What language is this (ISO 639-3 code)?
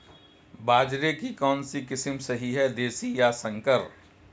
hin